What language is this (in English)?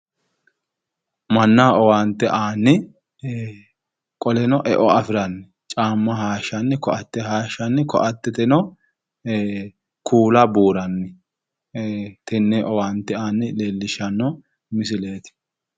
Sidamo